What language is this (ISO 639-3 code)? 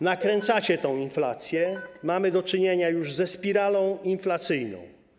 pol